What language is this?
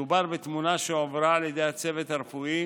Hebrew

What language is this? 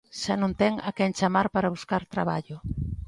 Galician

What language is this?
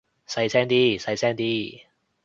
Cantonese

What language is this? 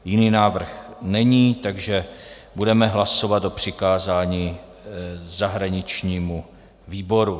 Czech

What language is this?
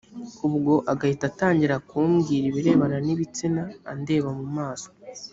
Kinyarwanda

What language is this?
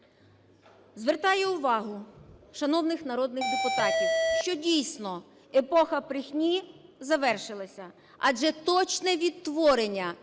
Ukrainian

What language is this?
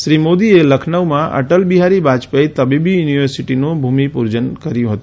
Gujarati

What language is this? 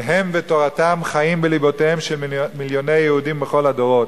Hebrew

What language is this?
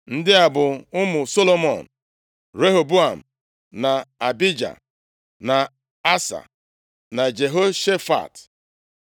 Igbo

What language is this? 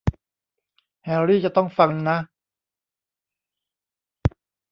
Thai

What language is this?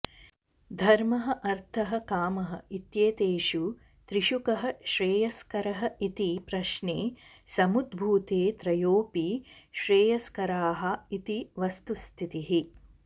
Sanskrit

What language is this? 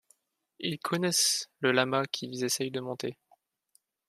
French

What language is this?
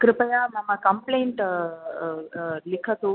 Sanskrit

